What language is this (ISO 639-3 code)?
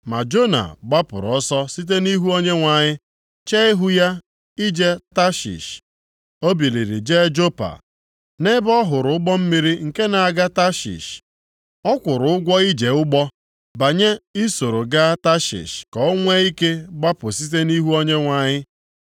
ibo